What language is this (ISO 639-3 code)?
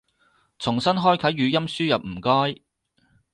yue